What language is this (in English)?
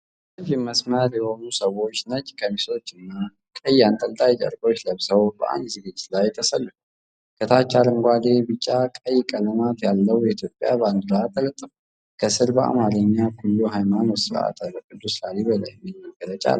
Amharic